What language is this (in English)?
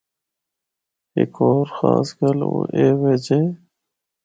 Northern Hindko